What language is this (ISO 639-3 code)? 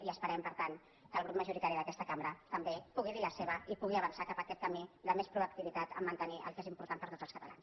cat